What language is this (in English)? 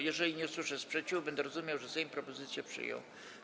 Polish